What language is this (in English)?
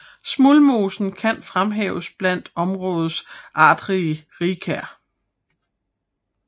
Danish